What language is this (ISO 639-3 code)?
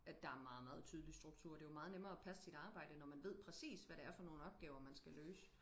dan